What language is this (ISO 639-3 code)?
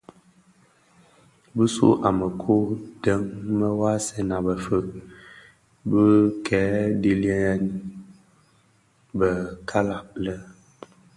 ksf